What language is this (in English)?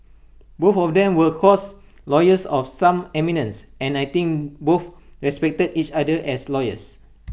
English